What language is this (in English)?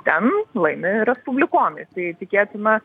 Lithuanian